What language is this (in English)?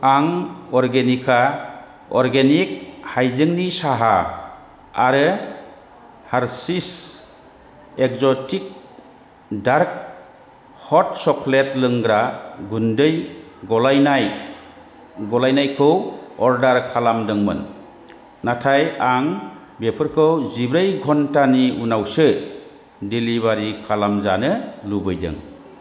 Bodo